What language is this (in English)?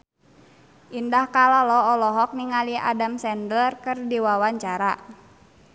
Sundanese